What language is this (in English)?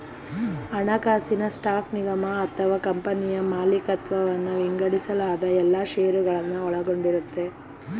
Kannada